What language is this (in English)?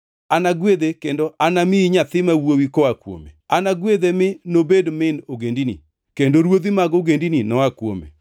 Luo (Kenya and Tanzania)